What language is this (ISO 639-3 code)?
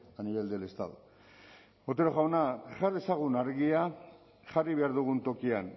eus